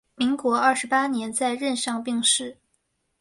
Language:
Chinese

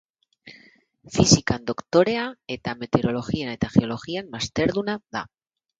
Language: Basque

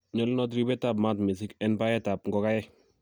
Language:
Kalenjin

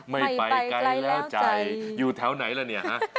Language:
Thai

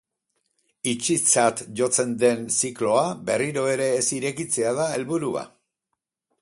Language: Basque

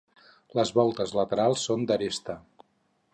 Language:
Catalan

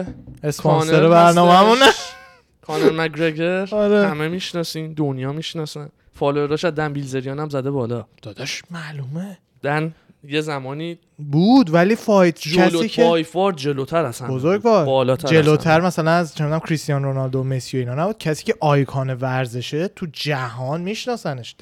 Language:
Persian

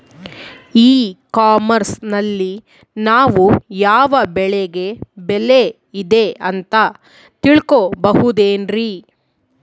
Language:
Kannada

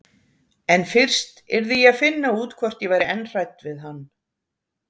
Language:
Icelandic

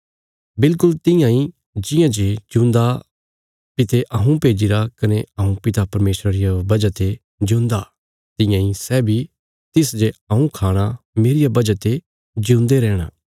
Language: Bilaspuri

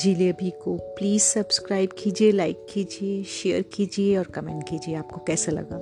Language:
Hindi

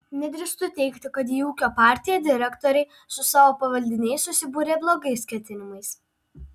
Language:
Lithuanian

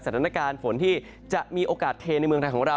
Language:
Thai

